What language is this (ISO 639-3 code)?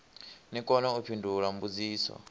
ven